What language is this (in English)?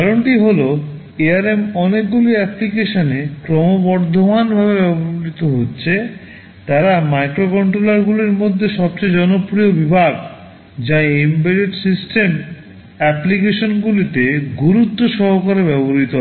Bangla